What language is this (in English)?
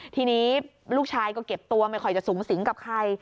Thai